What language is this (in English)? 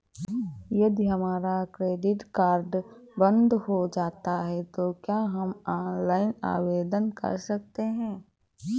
Hindi